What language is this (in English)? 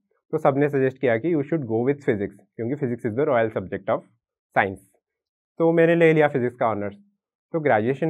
Hindi